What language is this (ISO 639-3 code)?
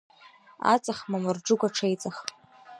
abk